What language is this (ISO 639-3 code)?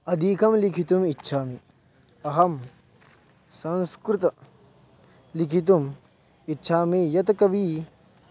san